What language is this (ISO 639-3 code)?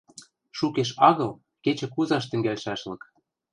mrj